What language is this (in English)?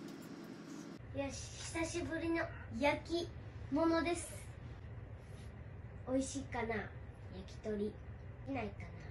Japanese